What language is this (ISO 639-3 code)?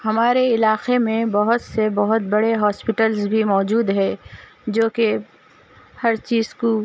urd